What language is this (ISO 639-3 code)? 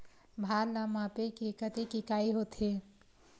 hne